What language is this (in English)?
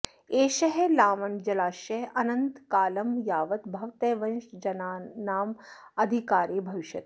Sanskrit